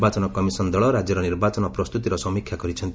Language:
Odia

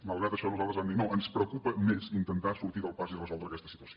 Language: Catalan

